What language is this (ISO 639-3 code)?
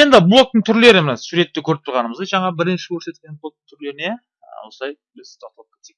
rus